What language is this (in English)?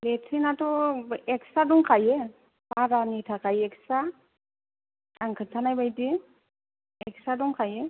Bodo